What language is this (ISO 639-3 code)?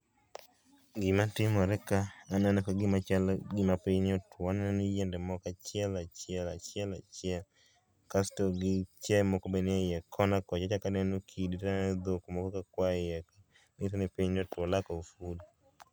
luo